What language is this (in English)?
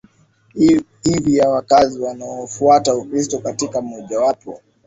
Swahili